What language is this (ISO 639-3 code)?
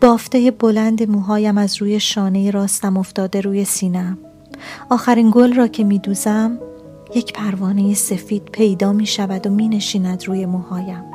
fas